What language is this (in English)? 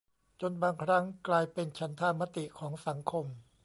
Thai